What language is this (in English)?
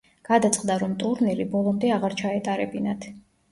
Georgian